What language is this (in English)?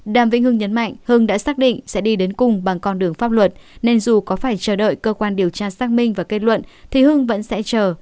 Vietnamese